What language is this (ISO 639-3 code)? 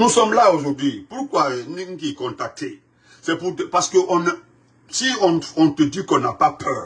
fra